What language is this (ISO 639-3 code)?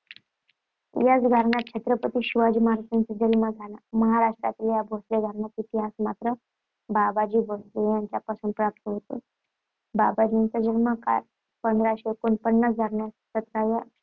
mar